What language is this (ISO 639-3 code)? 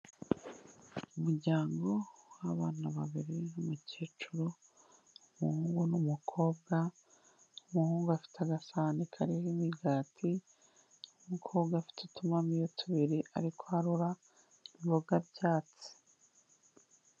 kin